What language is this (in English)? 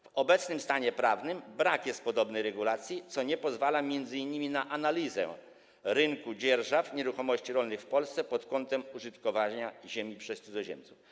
Polish